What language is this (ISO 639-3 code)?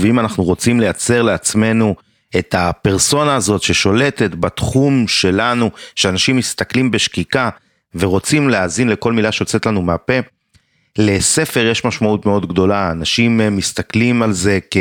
heb